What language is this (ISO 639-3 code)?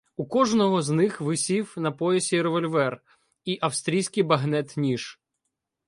ukr